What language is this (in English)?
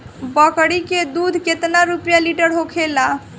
Bhojpuri